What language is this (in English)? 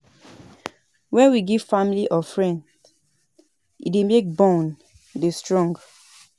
Nigerian Pidgin